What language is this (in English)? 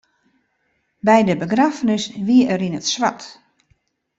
Western Frisian